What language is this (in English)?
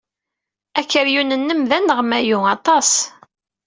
Kabyle